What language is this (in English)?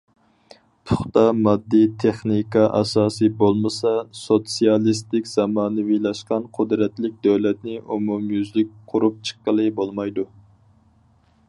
Uyghur